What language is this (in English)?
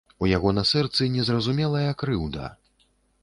Belarusian